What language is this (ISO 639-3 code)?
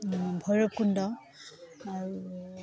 asm